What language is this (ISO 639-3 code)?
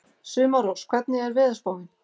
isl